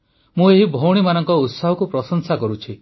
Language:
Odia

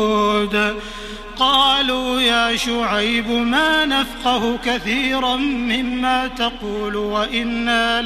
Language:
Arabic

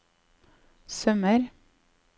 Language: Norwegian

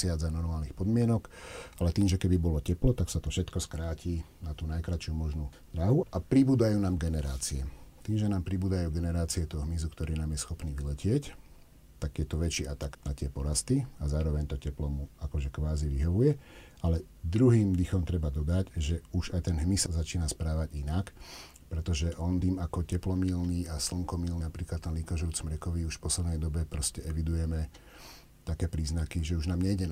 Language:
Slovak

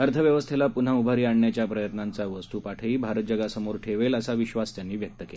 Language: Marathi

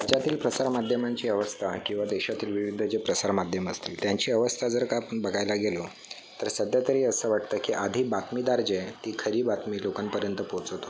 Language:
Marathi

